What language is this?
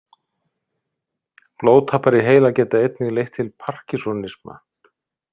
Icelandic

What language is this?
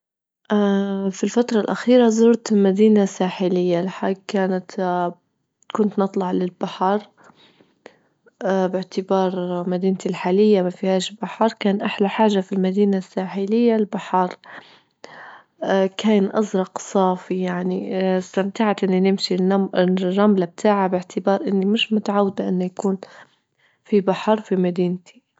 Libyan Arabic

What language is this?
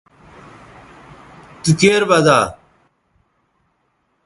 Bateri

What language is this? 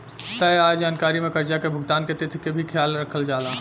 Bhojpuri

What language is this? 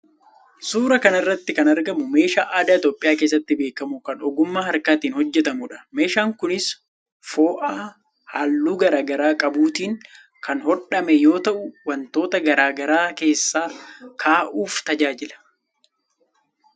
Oromo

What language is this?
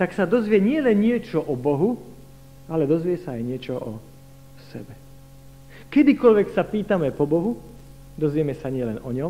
Slovak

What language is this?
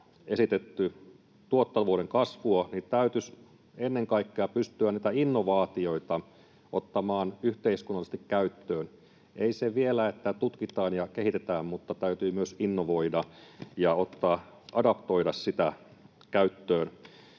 Finnish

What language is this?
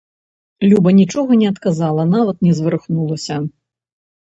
Belarusian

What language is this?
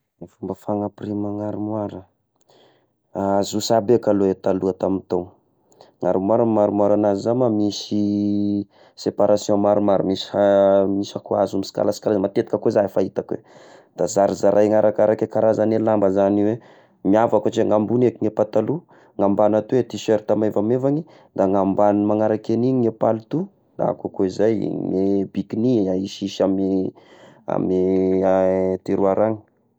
Tesaka Malagasy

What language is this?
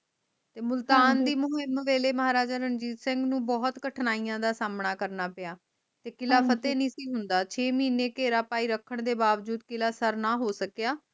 Punjabi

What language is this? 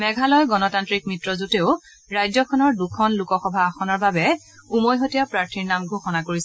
Assamese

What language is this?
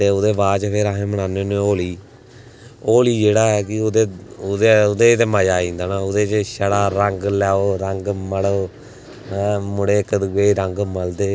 Dogri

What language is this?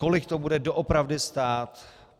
Czech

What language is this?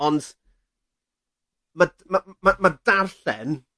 Welsh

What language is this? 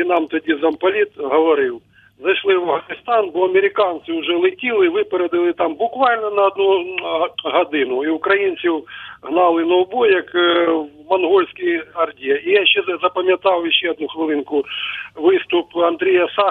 Ukrainian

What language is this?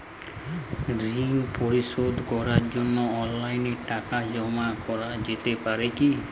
Bangla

